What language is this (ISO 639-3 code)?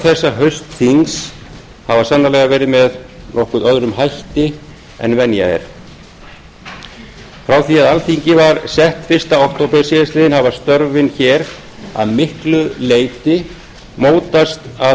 isl